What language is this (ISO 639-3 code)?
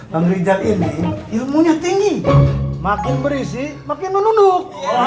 ind